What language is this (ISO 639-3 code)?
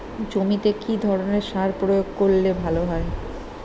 ben